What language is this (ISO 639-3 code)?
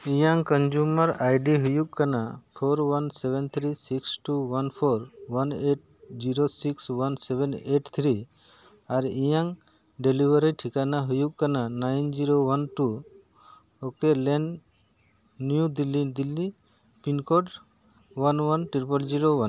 sat